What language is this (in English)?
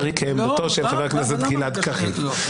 Hebrew